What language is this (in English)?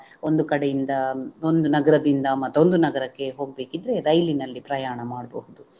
Kannada